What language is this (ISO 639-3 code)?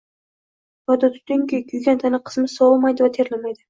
uzb